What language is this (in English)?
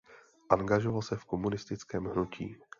Czech